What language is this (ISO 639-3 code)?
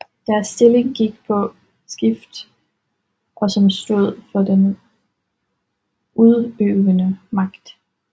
dan